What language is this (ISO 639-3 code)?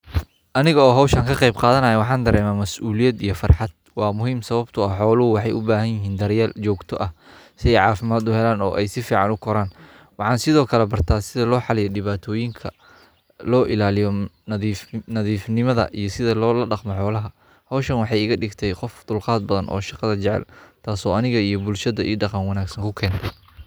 som